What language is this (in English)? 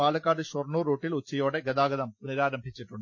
Malayalam